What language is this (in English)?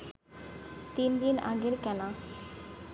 Bangla